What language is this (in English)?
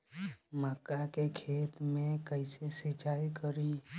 Bhojpuri